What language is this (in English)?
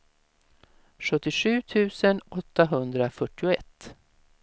Swedish